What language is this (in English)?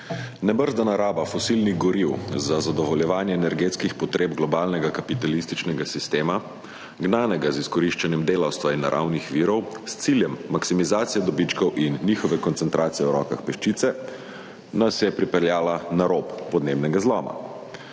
Slovenian